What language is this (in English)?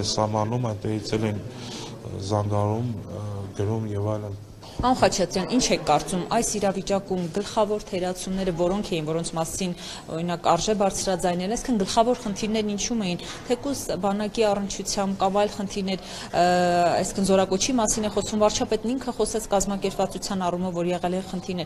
Turkish